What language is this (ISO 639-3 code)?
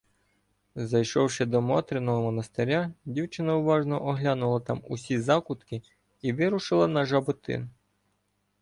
ukr